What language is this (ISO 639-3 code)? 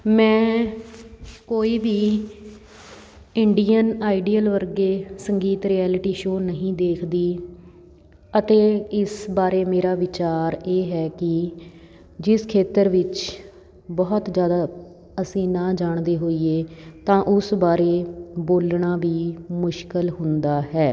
pan